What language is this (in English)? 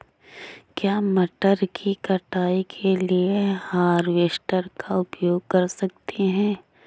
Hindi